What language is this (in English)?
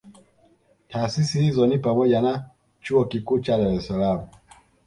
Swahili